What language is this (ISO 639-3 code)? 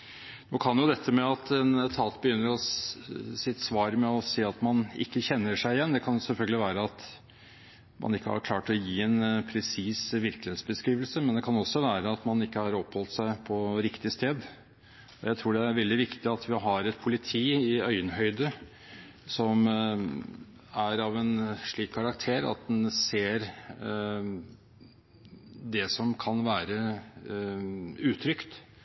nob